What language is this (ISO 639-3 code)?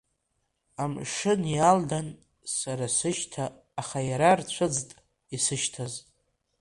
abk